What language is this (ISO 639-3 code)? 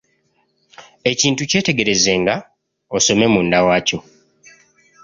lug